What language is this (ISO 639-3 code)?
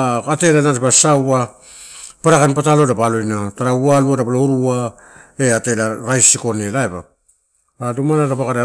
ttu